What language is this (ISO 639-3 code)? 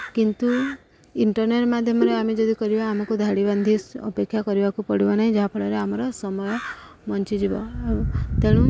ori